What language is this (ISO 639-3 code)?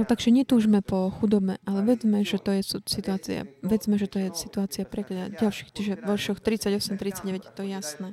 slk